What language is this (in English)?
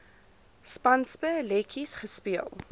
Afrikaans